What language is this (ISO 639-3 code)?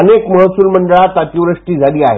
mar